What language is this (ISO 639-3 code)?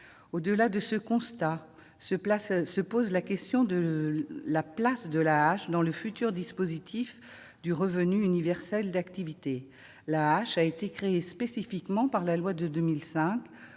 fra